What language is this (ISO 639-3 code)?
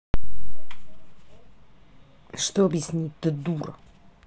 rus